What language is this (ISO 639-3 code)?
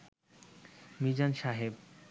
ben